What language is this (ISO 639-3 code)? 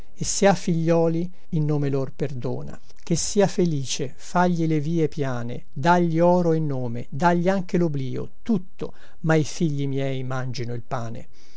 ita